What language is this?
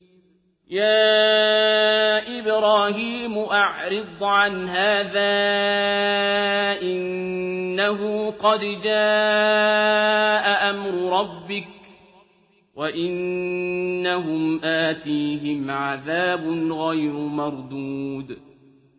Arabic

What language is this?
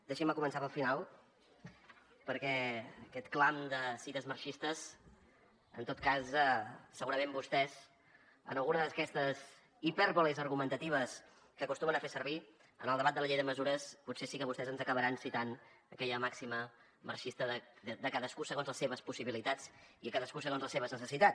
Catalan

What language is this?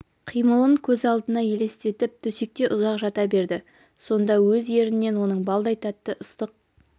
Kazakh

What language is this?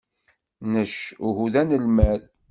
Kabyle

